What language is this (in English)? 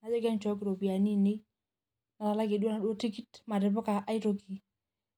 Masai